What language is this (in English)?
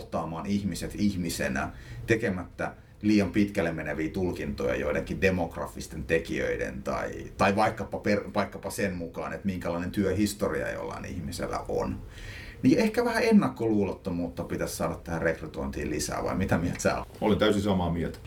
Finnish